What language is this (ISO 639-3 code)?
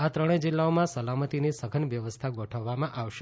guj